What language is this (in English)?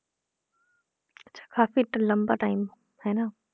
Punjabi